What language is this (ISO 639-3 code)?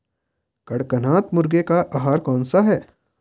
hin